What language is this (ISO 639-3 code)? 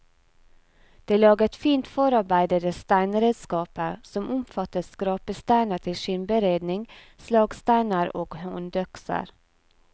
nor